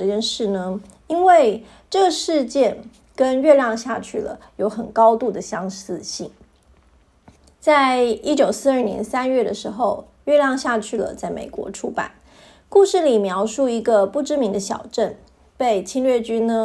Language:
Chinese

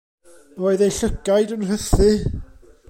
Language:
Welsh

